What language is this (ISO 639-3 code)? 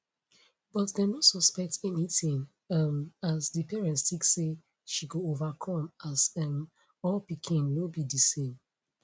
pcm